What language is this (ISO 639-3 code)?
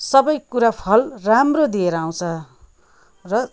nep